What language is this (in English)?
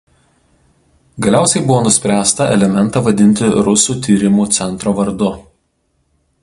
Lithuanian